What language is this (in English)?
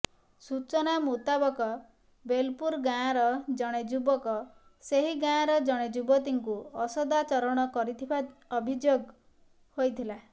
Odia